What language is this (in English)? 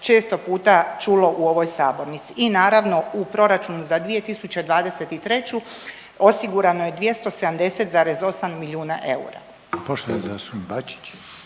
Croatian